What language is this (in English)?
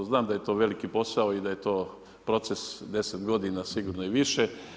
Croatian